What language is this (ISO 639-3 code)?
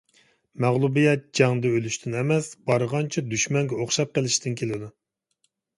uig